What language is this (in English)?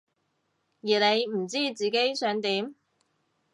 Cantonese